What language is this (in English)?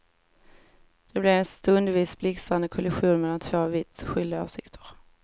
Swedish